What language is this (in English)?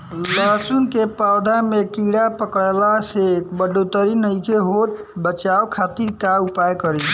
Bhojpuri